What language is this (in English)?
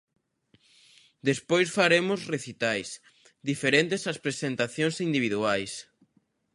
Galician